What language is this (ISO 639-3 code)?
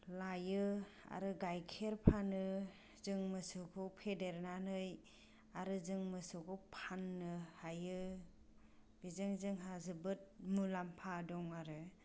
brx